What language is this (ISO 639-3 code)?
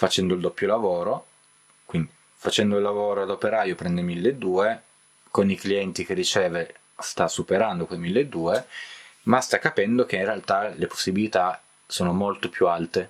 ita